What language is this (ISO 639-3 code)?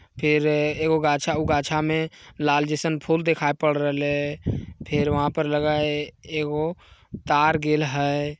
mag